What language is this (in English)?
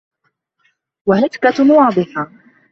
Arabic